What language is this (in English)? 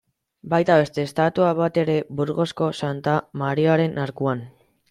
Basque